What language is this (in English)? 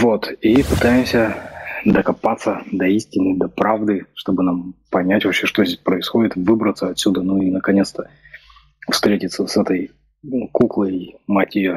Russian